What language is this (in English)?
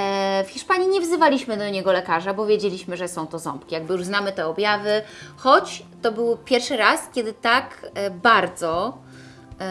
Polish